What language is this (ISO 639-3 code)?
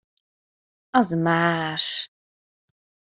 hun